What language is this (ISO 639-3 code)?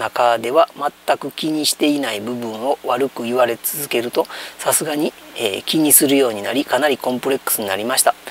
jpn